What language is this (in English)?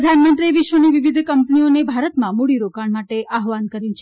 Gujarati